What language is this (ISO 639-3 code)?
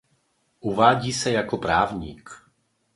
ces